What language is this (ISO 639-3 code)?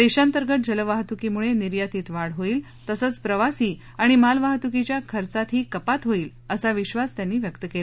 mar